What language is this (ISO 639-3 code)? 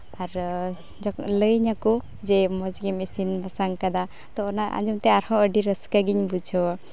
sat